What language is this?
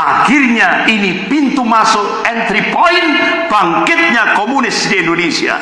Indonesian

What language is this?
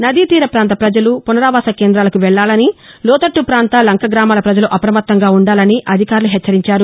Telugu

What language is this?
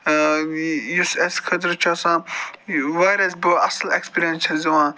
Kashmiri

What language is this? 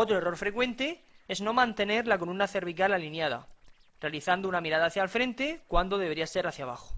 Spanish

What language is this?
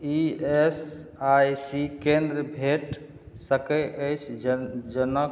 Maithili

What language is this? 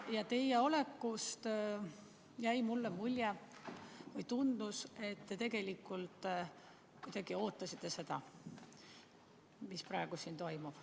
Estonian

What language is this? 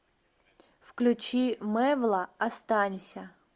Russian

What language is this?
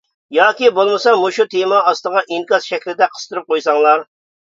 Uyghur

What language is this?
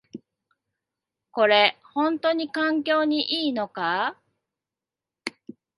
Japanese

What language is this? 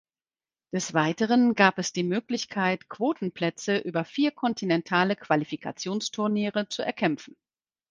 German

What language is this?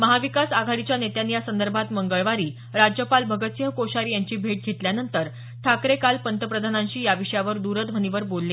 Marathi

